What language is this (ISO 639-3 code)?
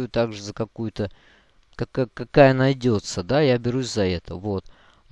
rus